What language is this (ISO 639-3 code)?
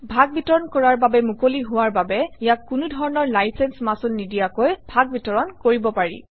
asm